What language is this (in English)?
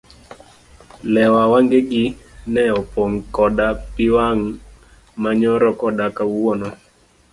Luo (Kenya and Tanzania)